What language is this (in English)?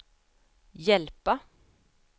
Swedish